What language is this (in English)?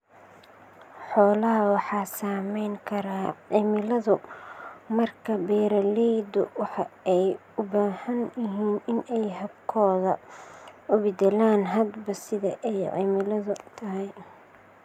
Somali